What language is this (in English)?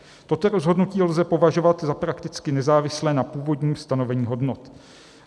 Czech